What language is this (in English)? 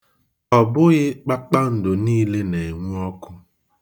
Igbo